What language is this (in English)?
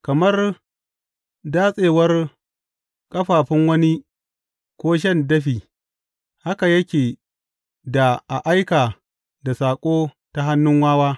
Hausa